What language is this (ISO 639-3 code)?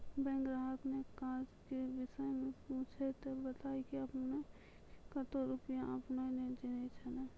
mai